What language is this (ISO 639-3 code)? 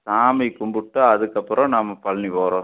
tam